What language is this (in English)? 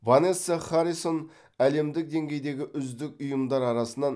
Kazakh